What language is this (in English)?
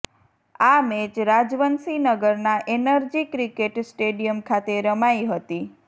Gujarati